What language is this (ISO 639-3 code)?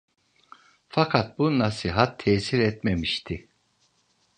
tur